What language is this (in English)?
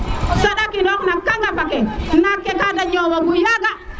Serer